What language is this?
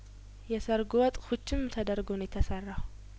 Amharic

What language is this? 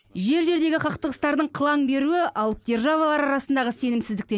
Kazakh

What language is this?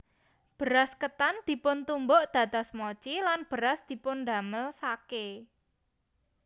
Javanese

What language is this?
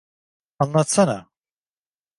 Turkish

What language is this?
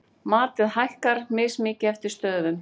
Icelandic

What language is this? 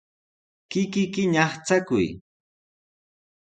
Sihuas Ancash Quechua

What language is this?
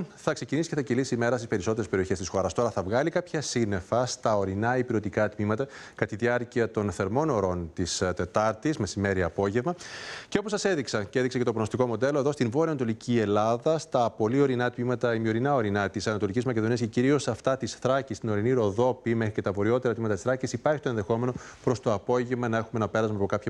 Greek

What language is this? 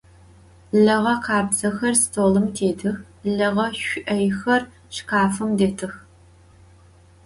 Adyghe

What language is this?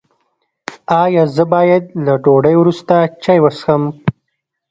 Pashto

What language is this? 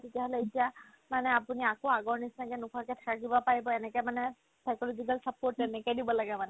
Assamese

